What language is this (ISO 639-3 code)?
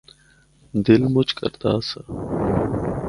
hno